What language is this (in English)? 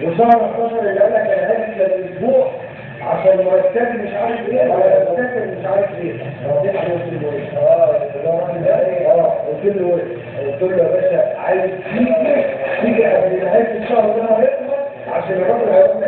Arabic